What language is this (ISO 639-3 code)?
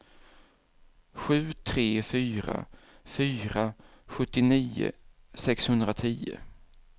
swe